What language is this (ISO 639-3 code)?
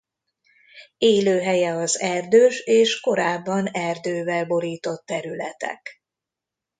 hun